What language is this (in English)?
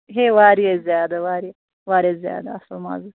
Kashmiri